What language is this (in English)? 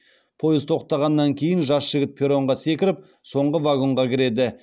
Kazakh